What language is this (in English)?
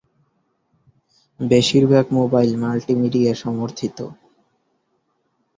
Bangla